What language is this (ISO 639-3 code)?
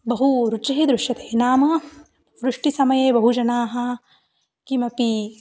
san